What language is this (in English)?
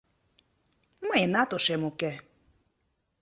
Mari